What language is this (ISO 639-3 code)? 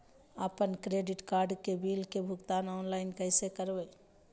mag